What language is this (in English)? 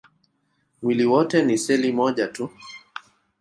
Swahili